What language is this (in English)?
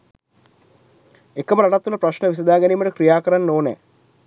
Sinhala